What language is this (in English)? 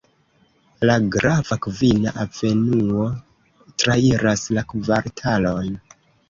Esperanto